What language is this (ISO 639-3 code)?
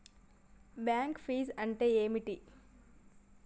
tel